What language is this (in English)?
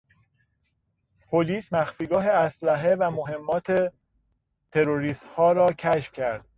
Persian